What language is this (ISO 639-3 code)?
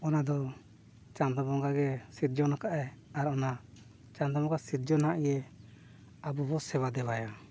sat